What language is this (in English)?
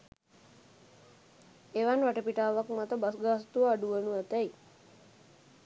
Sinhala